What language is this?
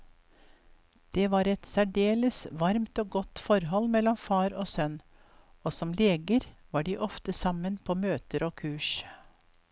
Norwegian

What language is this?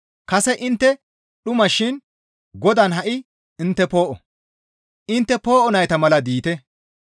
Gamo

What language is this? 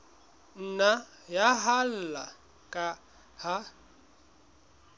Southern Sotho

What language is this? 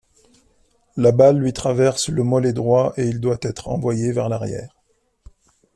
French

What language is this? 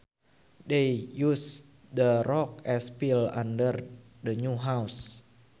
Sundanese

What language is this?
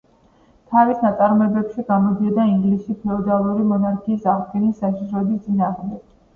Georgian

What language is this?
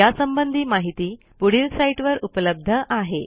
Marathi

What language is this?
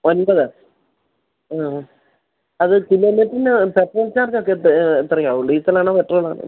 Malayalam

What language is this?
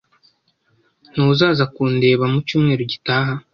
Kinyarwanda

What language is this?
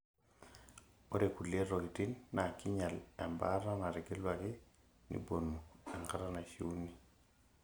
Masai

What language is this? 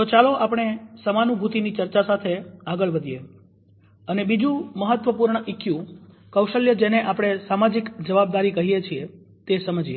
Gujarati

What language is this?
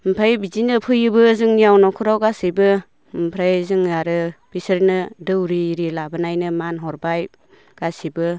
Bodo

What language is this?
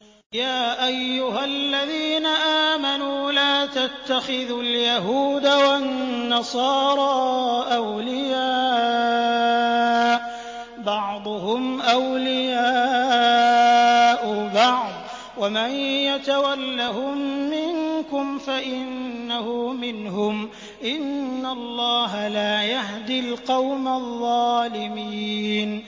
Arabic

